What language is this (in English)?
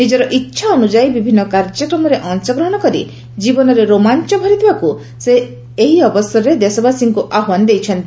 Odia